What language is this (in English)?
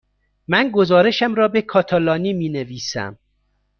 Persian